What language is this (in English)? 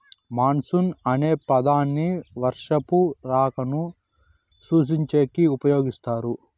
Telugu